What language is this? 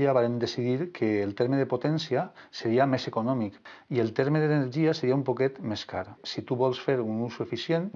Catalan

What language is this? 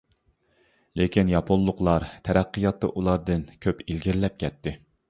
Uyghur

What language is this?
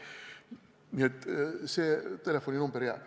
Estonian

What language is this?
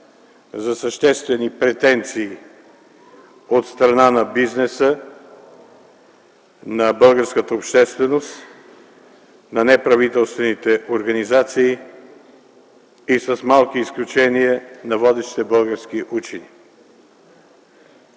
Bulgarian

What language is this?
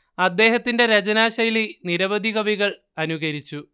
Malayalam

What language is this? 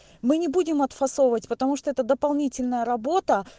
Russian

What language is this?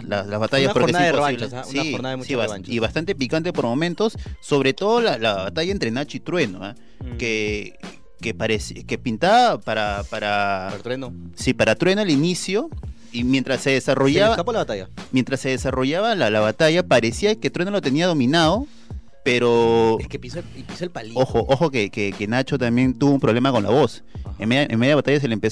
Spanish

